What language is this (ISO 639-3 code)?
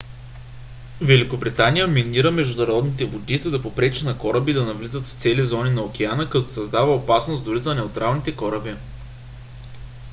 bul